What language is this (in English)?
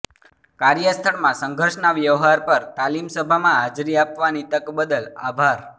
Gujarati